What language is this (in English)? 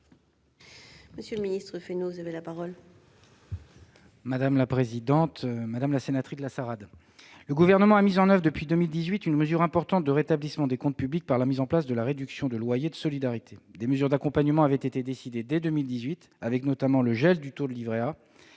French